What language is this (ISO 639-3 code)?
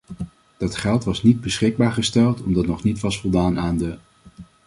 nld